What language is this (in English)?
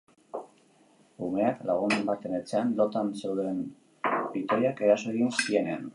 Basque